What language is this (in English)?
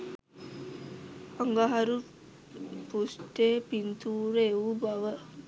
Sinhala